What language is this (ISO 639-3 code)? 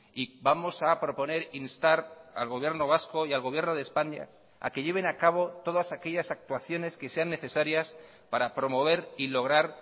spa